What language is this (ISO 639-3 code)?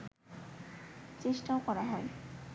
ben